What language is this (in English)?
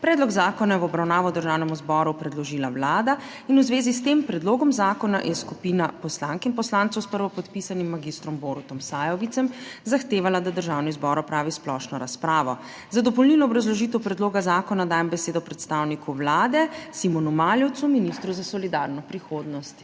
Slovenian